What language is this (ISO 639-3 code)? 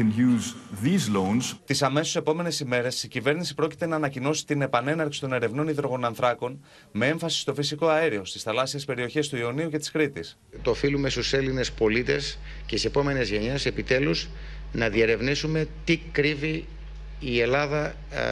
ell